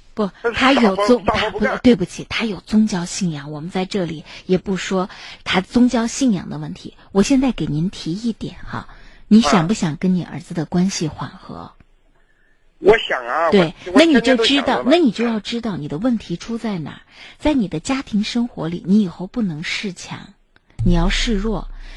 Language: Chinese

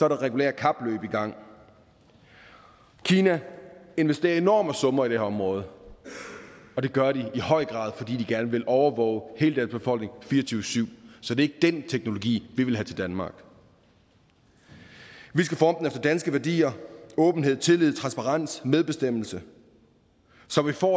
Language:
Danish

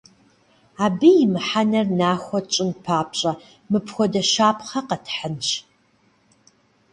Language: Kabardian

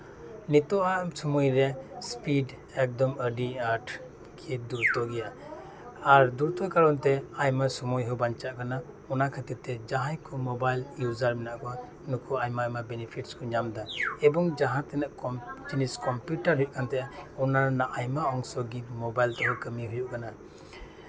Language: Santali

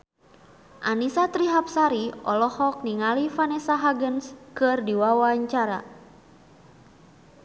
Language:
Sundanese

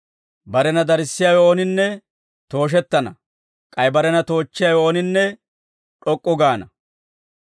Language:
Dawro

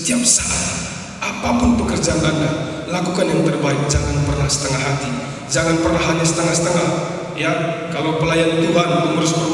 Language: Indonesian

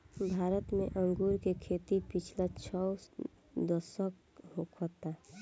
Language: Bhojpuri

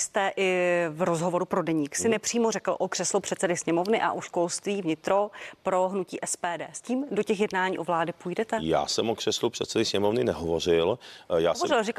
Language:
Czech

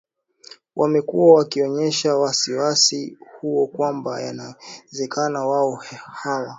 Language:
Swahili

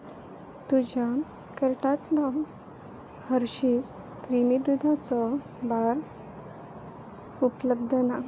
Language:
Konkani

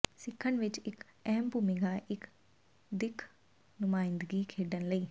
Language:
Punjabi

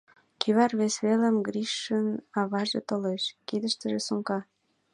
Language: Mari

